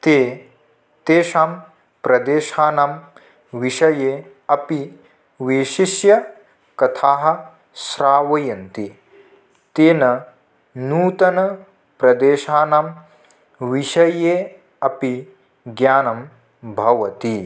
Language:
Sanskrit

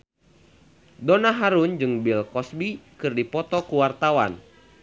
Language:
Sundanese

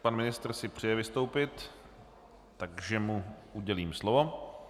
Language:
Czech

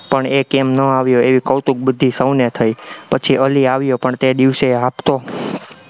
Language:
Gujarati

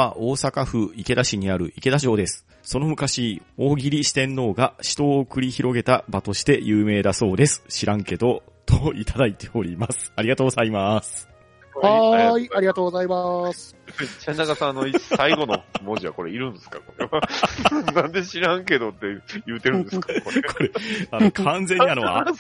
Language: Japanese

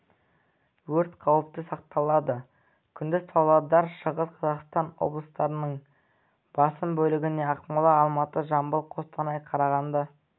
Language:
Kazakh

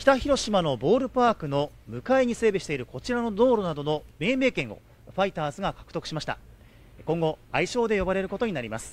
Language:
Japanese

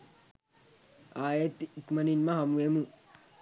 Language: Sinhala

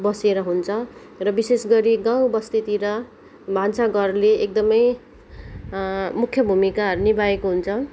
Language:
Nepali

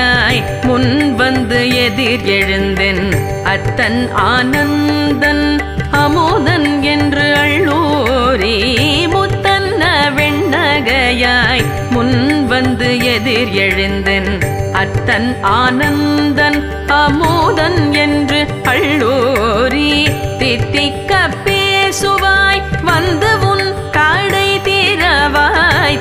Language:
Tamil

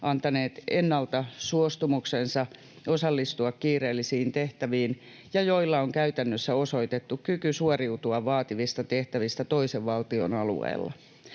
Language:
Finnish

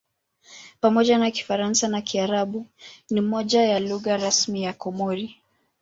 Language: Swahili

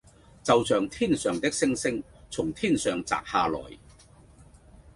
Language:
Cantonese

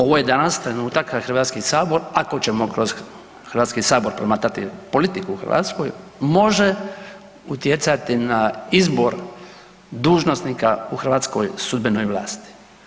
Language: Croatian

